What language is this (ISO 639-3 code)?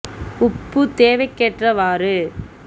tam